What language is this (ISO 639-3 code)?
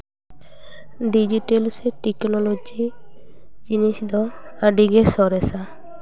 sat